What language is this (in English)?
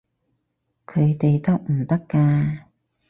Cantonese